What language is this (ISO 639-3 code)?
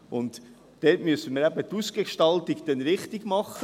gsw